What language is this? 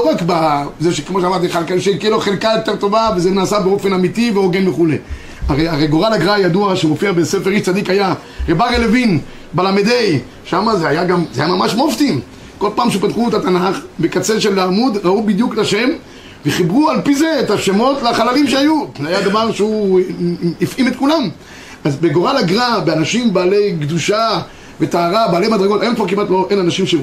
Hebrew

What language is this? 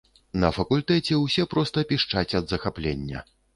Belarusian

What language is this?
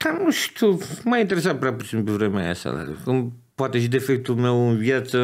Romanian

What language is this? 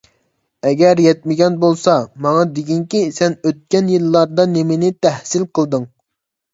Uyghur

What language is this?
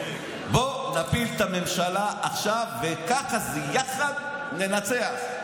Hebrew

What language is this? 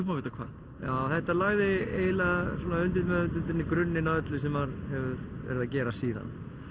Icelandic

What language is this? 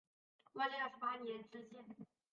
Chinese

